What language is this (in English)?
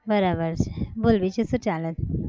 Gujarati